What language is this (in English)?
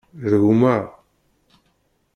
Kabyle